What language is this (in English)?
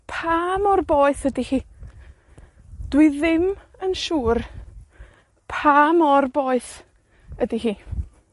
Welsh